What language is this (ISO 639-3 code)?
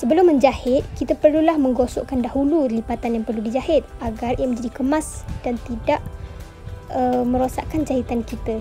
msa